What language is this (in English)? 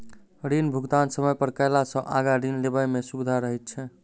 Maithili